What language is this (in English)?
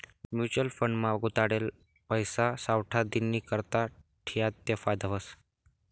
Marathi